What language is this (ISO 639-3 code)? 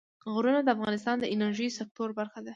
pus